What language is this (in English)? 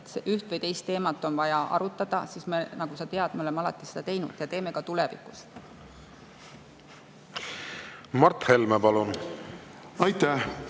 Estonian